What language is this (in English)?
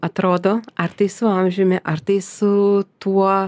Lithuanian